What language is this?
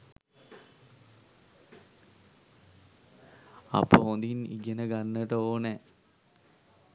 Sinhala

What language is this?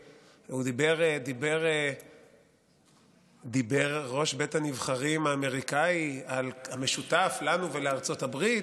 Hebrew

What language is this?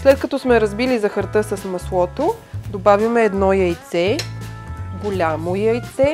Bulgarian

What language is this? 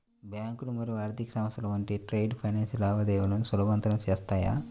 Telugu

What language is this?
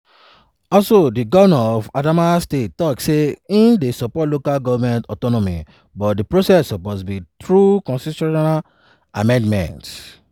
Nigerian Pidgin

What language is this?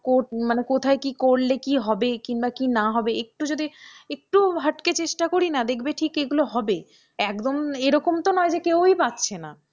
Bangla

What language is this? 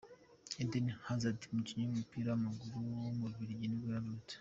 Kinyarwanda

